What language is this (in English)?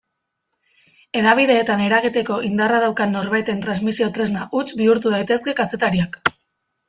Basque